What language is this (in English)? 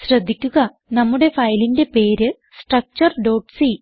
Malayalam